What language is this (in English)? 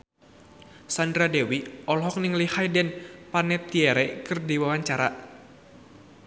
Sundanese